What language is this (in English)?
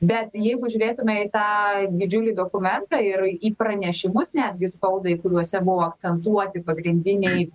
Lithuanian